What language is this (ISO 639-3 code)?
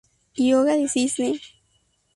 spa